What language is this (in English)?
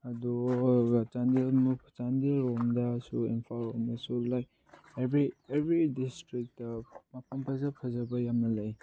Manipuri